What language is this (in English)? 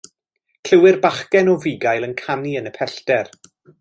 Welsh